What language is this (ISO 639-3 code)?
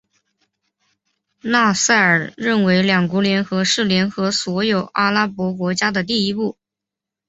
zho